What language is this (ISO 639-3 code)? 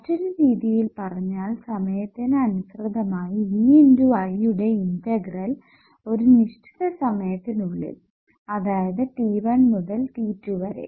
mal